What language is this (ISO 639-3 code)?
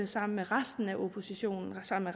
dan